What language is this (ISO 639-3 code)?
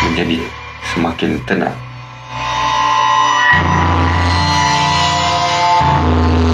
msa